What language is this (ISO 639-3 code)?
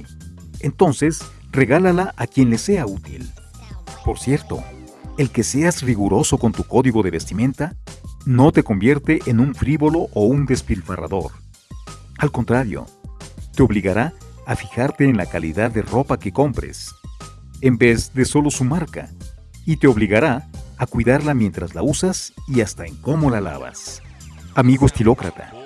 spa